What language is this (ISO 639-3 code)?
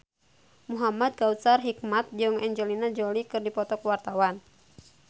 sun